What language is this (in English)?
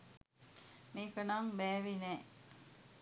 Sinhala